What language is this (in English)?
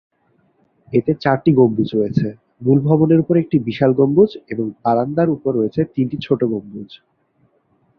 Bangla